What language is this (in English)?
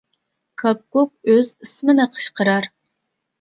Uyghur